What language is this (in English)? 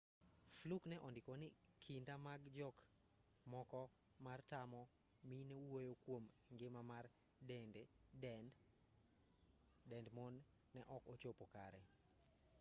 Luo (Kenya and Tanzania)